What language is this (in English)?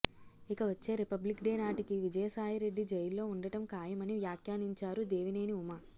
Telugu